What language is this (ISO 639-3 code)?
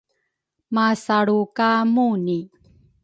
dru